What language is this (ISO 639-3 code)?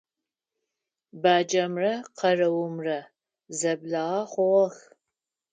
ady